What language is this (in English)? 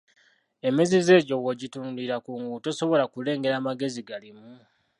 Ganda